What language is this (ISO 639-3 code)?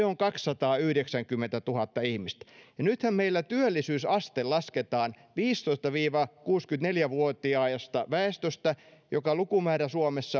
fin